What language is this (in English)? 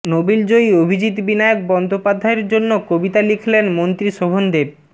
Bangla